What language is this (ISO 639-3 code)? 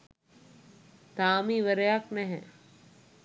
sin